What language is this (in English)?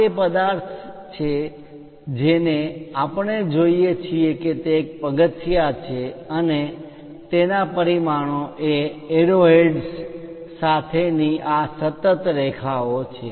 Gujarati